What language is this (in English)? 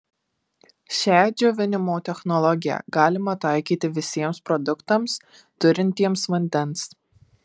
Lithuanian